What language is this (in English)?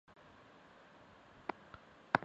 Chinese